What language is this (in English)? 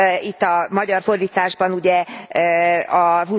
Hungarian